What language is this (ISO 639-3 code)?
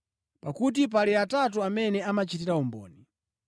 nya